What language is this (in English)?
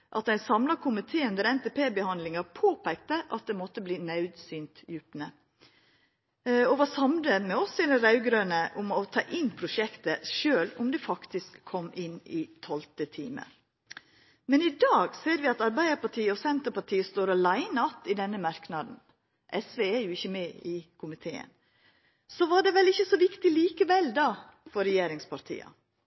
Norwegian Nynorsk